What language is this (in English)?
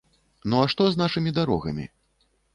Belarusian